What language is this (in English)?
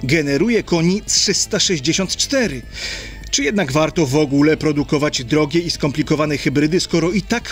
Polish